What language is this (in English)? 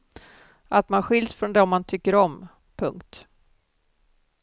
Swedish